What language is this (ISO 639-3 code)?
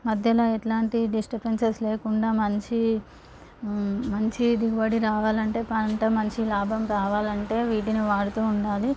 tel